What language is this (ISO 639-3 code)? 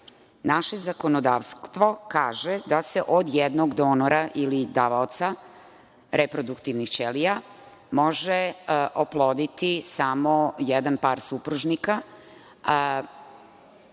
srp